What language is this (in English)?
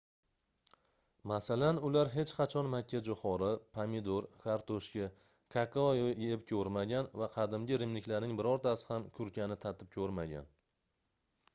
Uzbek